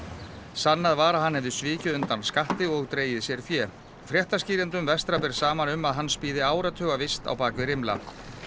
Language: Icelandic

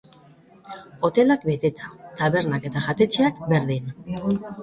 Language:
Basque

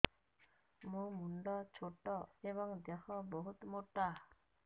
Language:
Odia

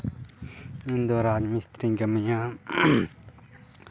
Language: Santali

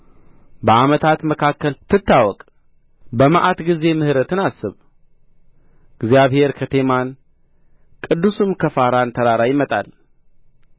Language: Amharic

